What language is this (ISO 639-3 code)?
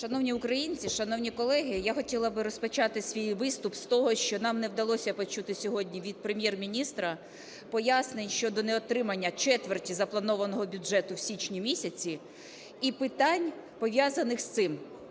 ukr